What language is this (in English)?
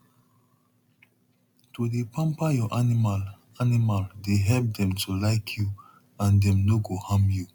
Nigerian Pidgin